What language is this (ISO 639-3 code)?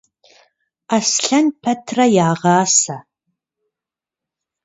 kbd